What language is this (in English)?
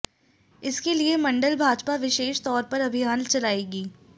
Hindi